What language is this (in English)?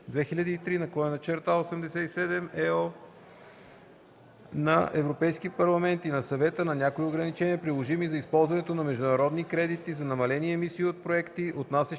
Bulgarian